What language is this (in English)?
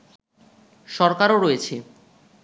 Bangla